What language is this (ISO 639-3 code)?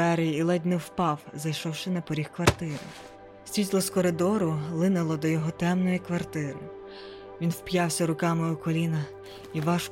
ukr